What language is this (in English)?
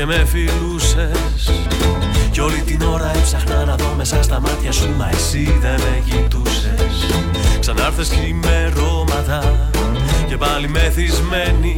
Greek